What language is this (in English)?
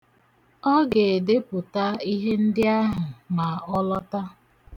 Igbo